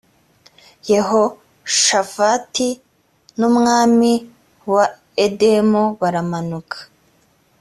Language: Kinyarwanda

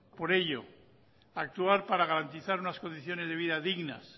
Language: Spanish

